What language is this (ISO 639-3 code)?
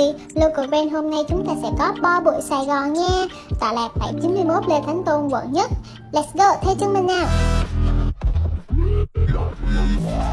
vie